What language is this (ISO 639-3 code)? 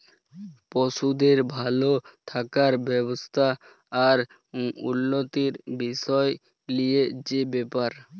ben